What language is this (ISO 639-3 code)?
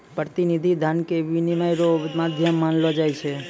mai